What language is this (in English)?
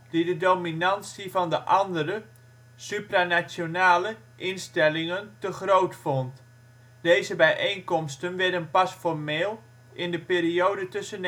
Dutch